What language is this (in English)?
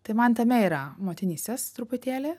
Lithuanian